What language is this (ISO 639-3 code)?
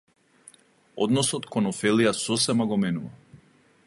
mkd